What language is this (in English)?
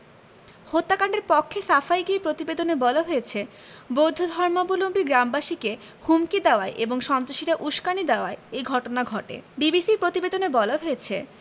Bangla